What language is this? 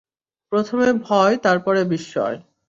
Bangla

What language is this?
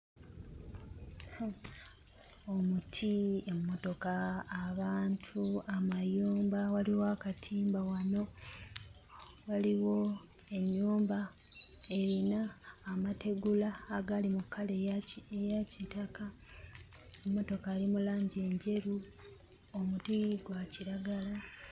Ganda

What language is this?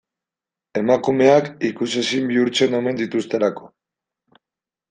Basque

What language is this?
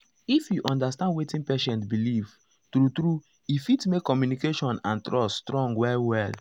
Nigerian Pidgin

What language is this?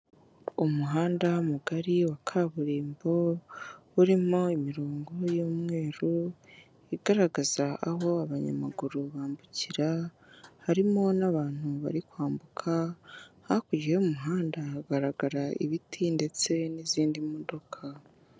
Kinyarwanda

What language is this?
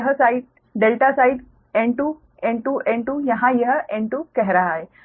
Hindi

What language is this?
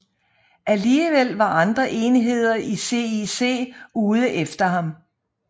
Danish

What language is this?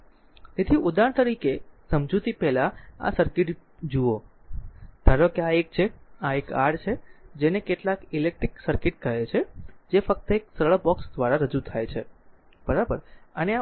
Gujarati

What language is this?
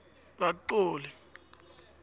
South Ndebele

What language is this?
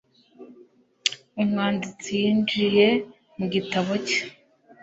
Kinyarwanda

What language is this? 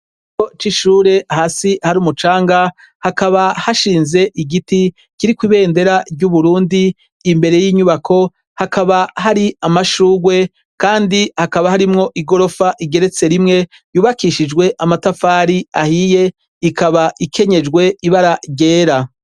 Rundi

